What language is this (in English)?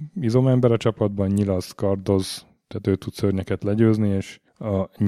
Hungarian